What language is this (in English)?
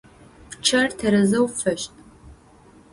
Adyghe